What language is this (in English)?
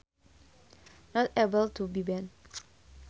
Sundanese